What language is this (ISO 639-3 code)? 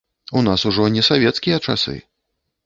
bel